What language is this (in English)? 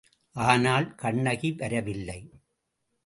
Tamil